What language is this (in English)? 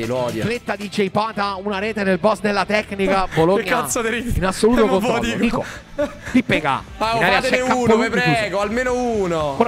Italian